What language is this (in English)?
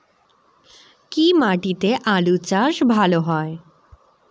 Bangla